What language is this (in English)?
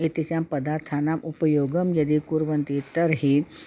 Sanskrit